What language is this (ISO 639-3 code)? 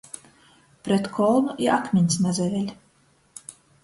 ltg